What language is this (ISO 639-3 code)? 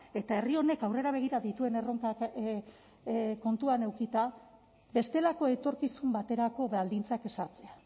eus